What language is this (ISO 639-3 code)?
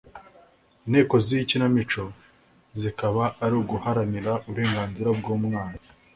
kin